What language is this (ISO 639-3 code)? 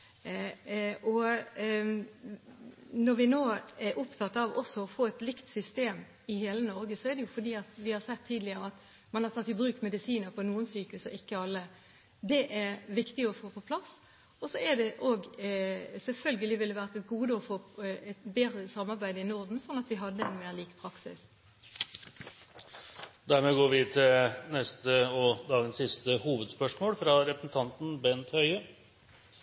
nob